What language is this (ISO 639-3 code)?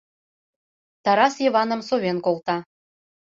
chm